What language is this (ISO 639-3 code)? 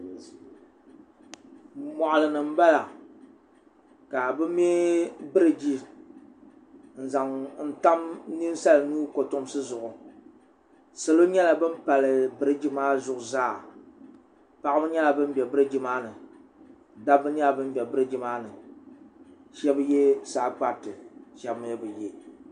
dag